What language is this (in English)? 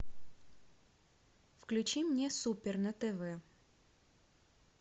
Russian